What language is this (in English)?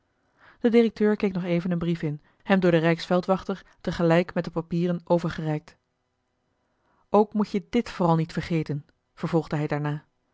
Dutch